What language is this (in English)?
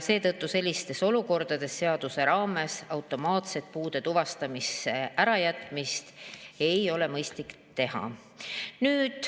Estonian